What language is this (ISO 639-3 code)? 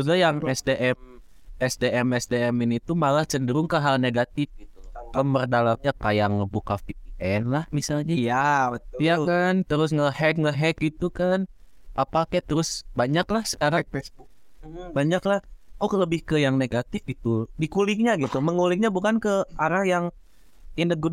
ind